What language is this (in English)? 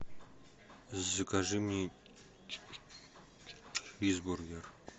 Russian